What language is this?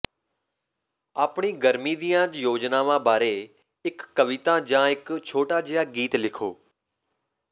Punjabi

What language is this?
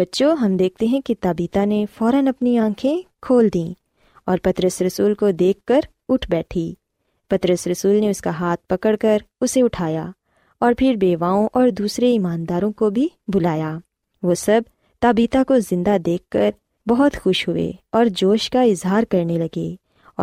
Urdu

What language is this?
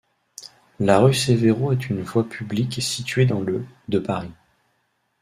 French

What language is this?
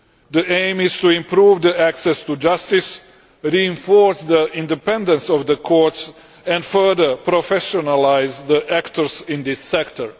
English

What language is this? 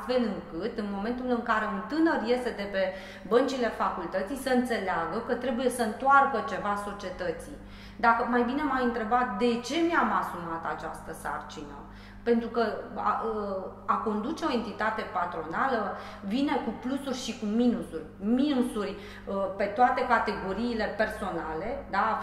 Romanian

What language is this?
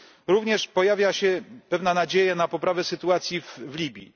Polish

